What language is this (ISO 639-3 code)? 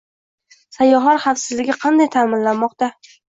uzb